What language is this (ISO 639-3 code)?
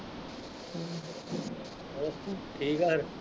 pan